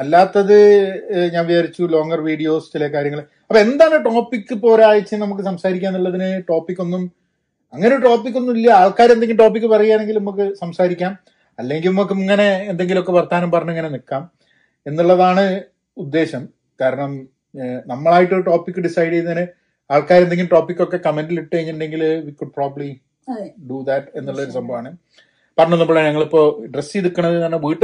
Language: Malayalam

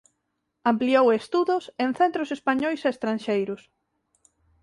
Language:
Galician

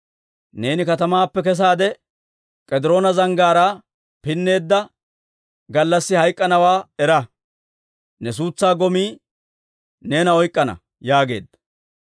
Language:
Dawro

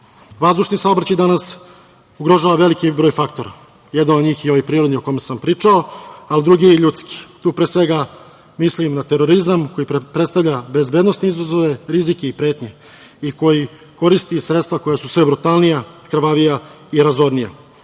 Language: Serbian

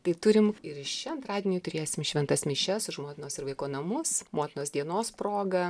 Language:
Lithuanian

